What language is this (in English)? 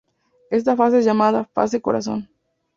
Spanish